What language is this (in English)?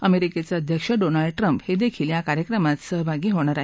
Marathi